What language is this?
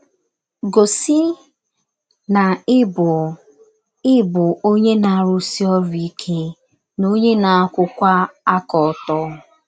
Igbo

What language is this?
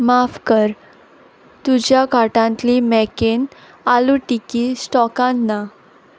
Konkani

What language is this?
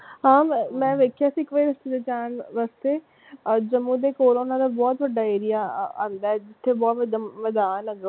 Punjabi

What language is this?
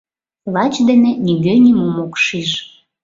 Mari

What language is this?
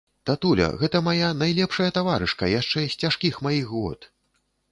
Belarusian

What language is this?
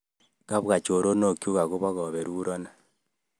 Kalenjin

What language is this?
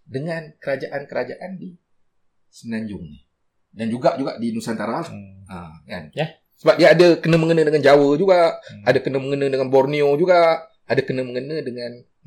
Malay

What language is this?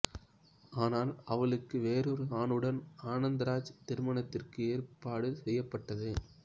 Tamil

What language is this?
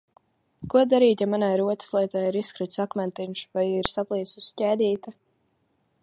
Latvian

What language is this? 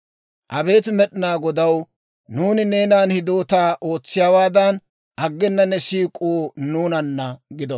Dawro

